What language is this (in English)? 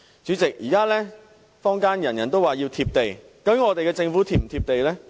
Cantonese